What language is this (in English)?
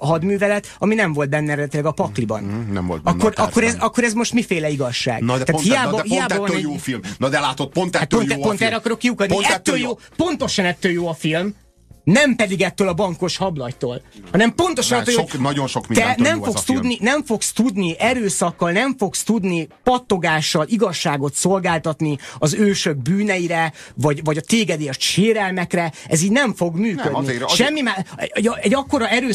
Hungarian